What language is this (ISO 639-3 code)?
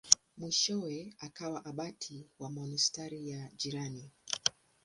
swa